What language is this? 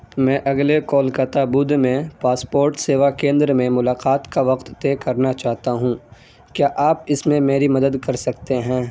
Urdu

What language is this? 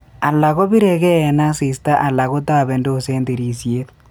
Kalenjin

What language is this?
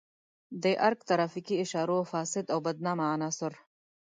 Pashto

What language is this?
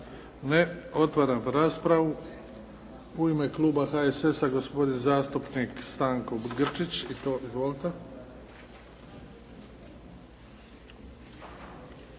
Croatian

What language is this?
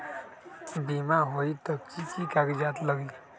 Magahi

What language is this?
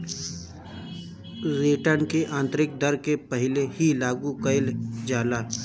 Bhojpuri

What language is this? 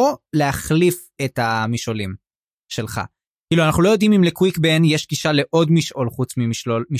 Hebrew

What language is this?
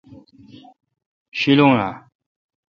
Kalkoti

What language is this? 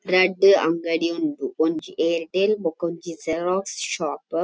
Tulu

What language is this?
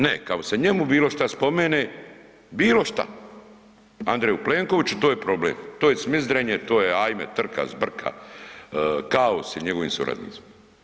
Croatian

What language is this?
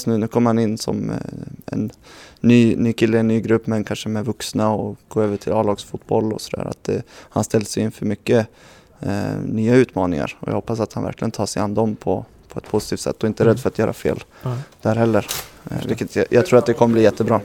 Swedish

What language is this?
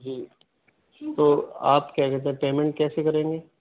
Urdu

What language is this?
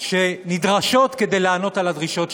Hebrew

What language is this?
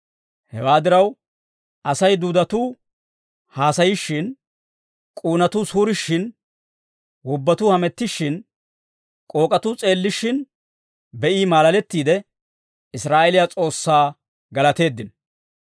Dawro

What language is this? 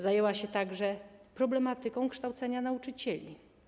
Polish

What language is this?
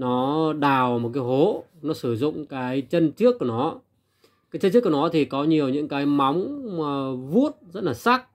Vietnamese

